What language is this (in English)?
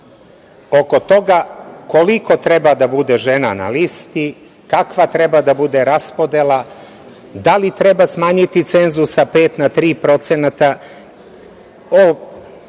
Serbian